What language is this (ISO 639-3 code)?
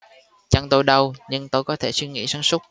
vie